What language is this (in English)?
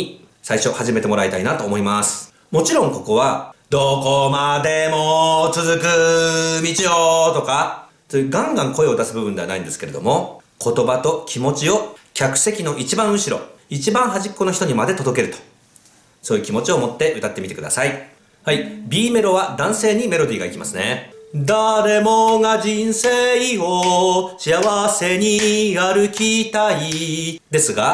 Japanese